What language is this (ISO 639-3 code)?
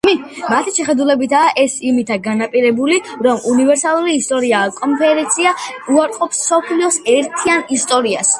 kat